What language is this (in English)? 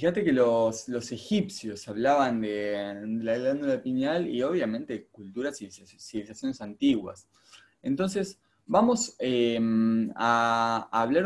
Spanish